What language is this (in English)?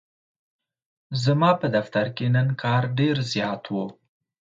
Pashto